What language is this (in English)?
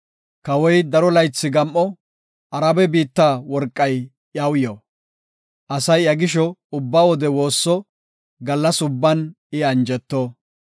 Gofa